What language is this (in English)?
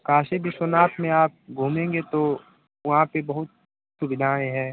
Hindi